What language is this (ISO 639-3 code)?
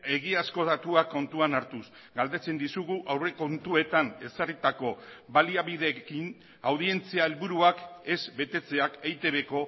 eus